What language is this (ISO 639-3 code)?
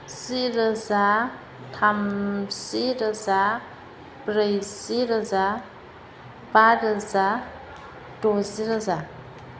brx